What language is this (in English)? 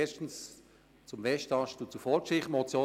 Swiss German